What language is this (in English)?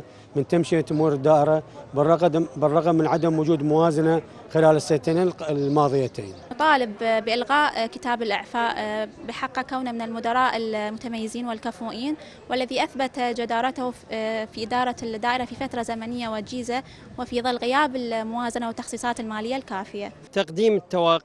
Arabic